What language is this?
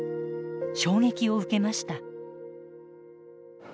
Japanese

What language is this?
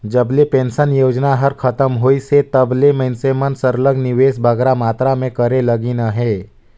Chhattisgarhi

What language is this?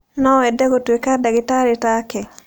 Kikuyu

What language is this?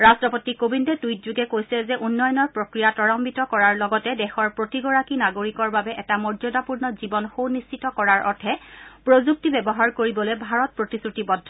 Assamese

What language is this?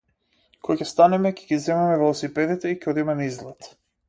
Macedonian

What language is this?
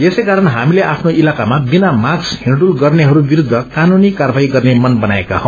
Nepali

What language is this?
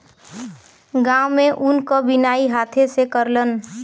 Bhojpuri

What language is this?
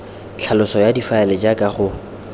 Tswana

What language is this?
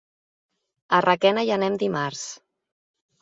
Catalan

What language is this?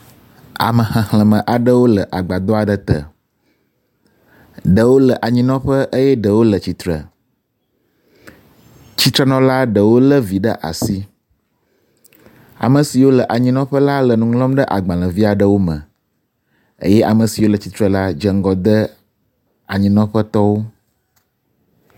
Ewe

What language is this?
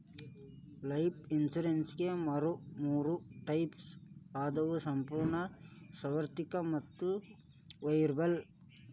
Kannada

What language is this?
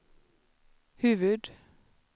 Swedish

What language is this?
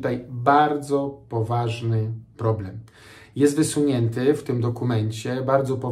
Polish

